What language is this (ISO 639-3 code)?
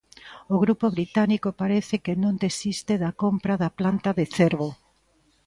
glg